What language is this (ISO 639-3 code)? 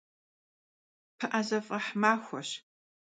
kbd